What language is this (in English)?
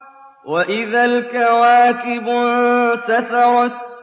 Arabic